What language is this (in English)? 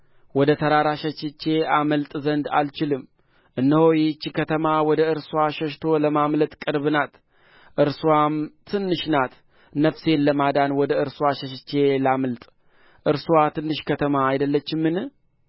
Amharic